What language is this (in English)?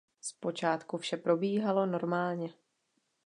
Czech